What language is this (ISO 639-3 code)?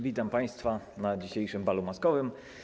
pol